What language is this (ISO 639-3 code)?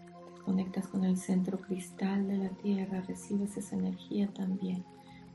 spa